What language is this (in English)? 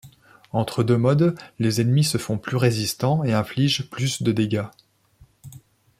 French